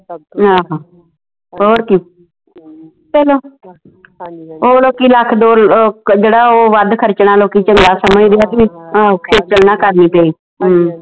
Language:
Punjabi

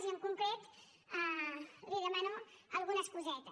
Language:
Catalan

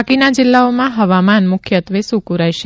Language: Gujarati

